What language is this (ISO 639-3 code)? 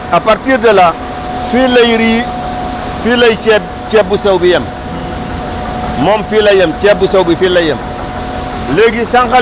wol